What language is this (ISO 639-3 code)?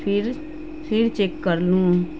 urd